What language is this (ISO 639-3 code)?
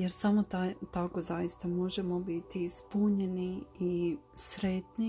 hrv